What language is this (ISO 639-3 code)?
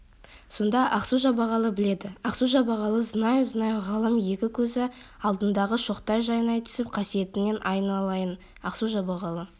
kaz